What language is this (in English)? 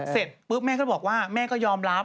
Thai